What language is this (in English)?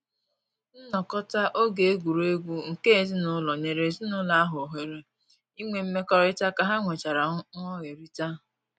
Igbo